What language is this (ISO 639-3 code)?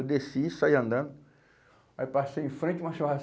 por